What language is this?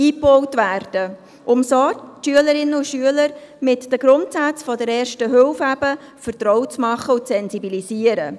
Swiss German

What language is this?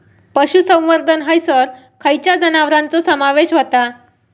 Marathi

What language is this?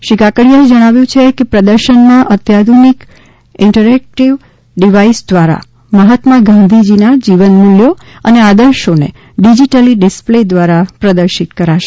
Gujarati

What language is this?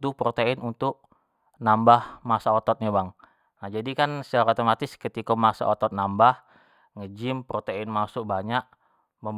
Jambi Malay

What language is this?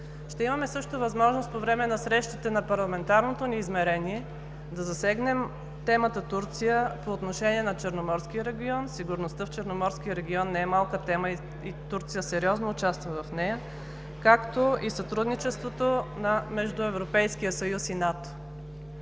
Bulgarian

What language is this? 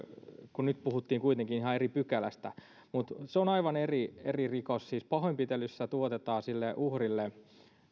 Finnish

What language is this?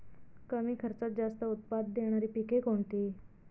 Marathi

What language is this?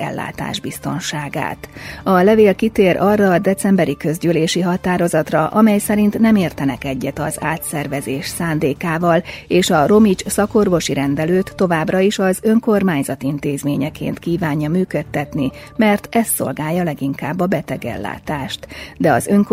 Hungarian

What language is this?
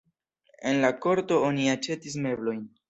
Esperanto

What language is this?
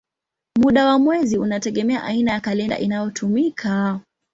Swahili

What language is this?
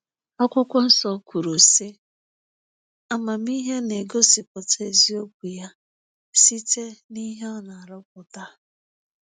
Igbo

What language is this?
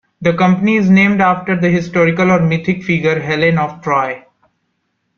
English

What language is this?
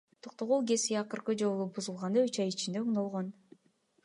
Kyrgyz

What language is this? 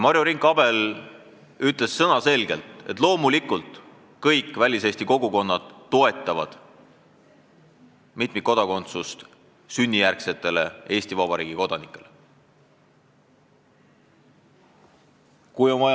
Estonian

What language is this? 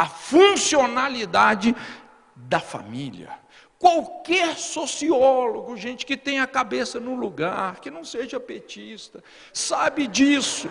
Portuguese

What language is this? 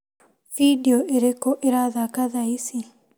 Kikuyu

